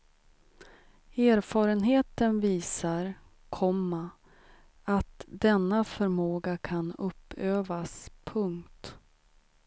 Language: Swedish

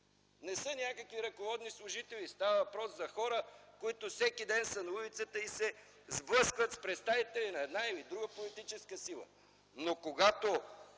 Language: Bulgarian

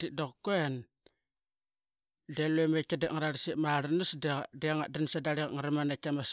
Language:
Qaqet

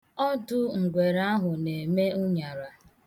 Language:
Igbo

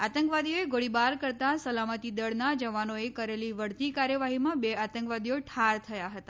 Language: Gujarati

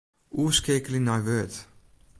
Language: Western Frisian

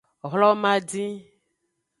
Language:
Aja (Benin)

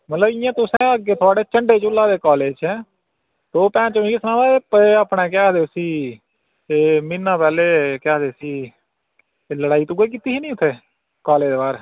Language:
Dogri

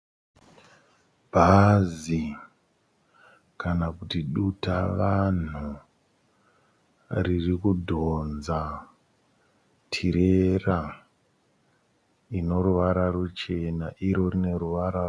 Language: Shona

